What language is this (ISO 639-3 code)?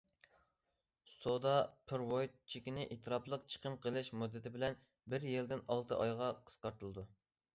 uig